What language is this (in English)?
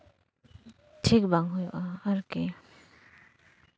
Santali